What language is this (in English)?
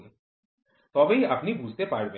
Bangla